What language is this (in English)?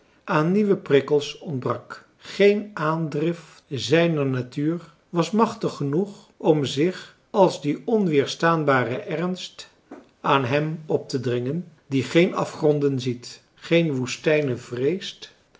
Dutch